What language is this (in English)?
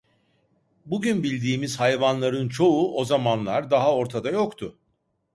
Turkish